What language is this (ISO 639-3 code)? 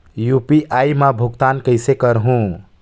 hne